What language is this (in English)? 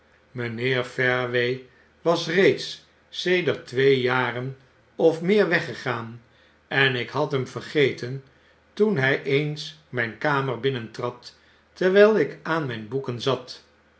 Dutch